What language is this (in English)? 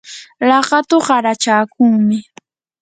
Yanahuanca Pasco Quechua